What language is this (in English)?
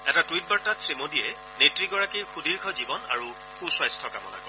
Assamese